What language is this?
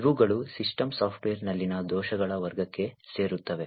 Kannada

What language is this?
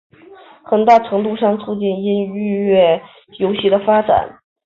Chinese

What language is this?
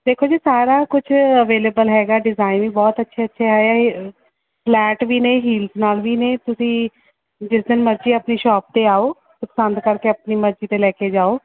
Punjabi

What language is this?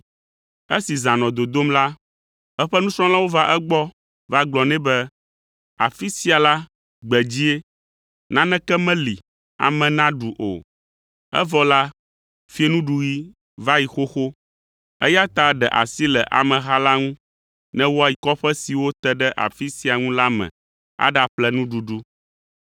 Ewe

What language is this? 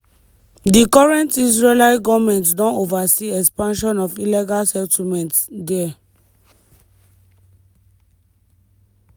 Nigerian Pidgin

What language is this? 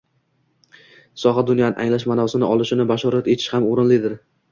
Uzbek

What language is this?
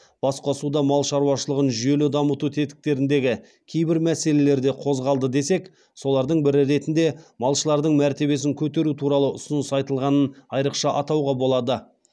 Kazakh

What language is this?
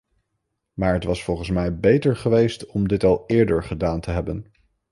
Dutch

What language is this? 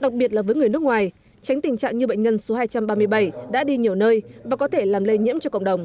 Vietnamese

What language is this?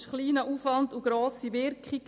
Swiss German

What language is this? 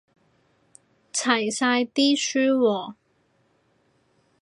Cantonese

